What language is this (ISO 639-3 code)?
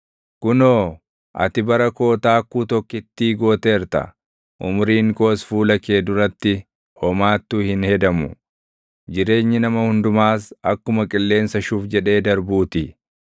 orm